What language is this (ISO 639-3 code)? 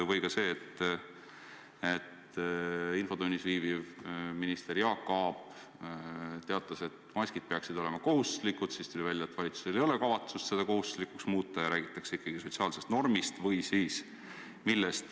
est